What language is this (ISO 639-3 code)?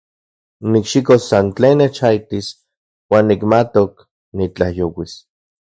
ncx